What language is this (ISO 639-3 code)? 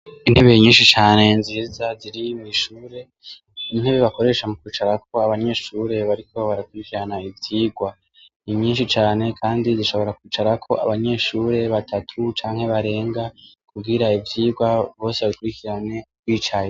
run